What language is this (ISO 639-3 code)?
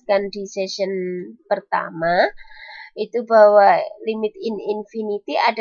ind